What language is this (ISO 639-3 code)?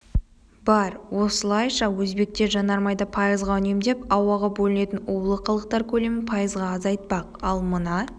kaz